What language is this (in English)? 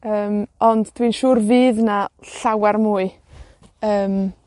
Welsh